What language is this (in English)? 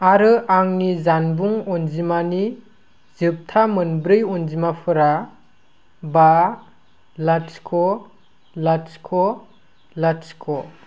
Bodo